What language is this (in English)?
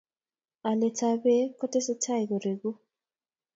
Kalenjin